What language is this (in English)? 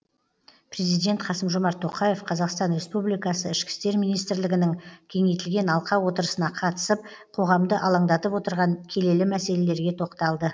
Kazakh